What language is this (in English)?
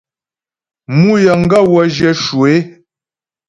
Ghomala